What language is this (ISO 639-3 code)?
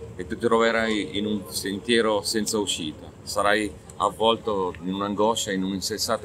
ita